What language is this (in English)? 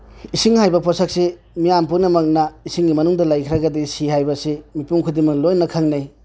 Manipuri